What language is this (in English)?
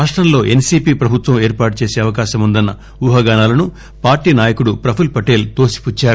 Telugu